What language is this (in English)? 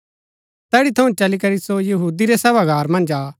Gaddi